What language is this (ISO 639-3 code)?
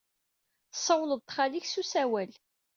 kab